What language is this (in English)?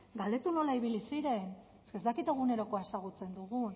Basque